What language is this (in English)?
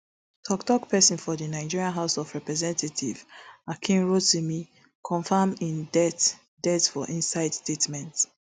Nigerian Pidgin